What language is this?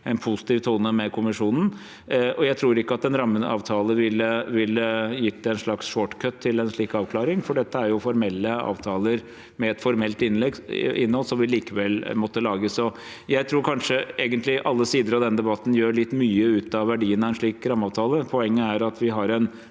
Norwegian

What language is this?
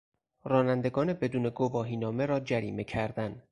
Persian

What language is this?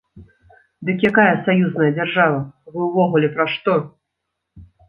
Belarusian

